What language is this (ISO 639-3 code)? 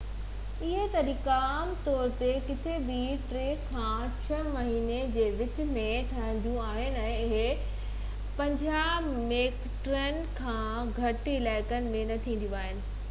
snd